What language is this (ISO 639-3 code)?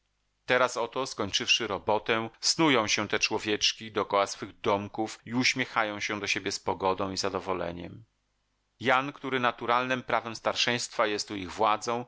pol